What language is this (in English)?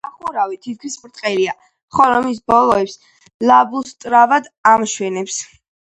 Georgian